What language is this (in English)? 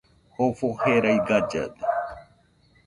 Nüpode Huitoto